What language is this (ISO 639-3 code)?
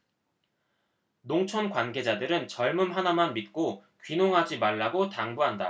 kor